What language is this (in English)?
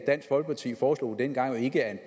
Danish